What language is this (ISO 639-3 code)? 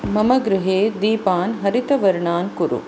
san